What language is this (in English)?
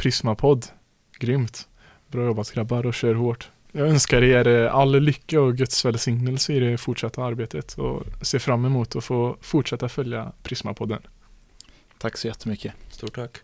Swedish